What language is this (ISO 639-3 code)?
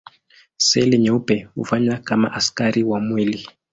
swa